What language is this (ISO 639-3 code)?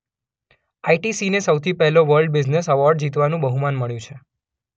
guj